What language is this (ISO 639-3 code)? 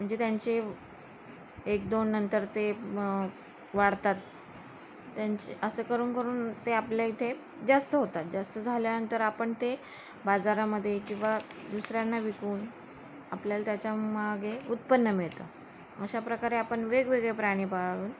mar